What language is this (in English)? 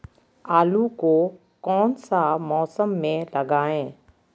Magahi